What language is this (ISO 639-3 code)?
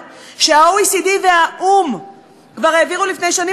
heb